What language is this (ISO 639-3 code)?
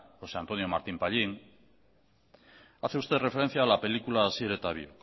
spa